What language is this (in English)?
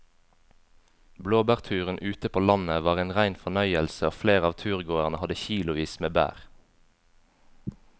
Norwegian